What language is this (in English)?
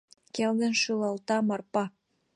Mari